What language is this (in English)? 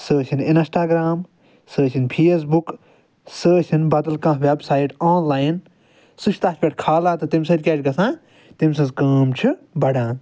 Kashmiri